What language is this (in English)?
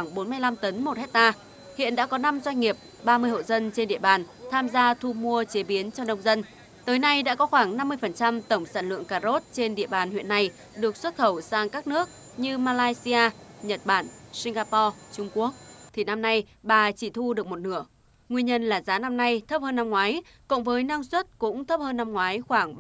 Vietnamese